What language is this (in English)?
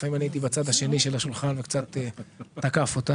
Hebrew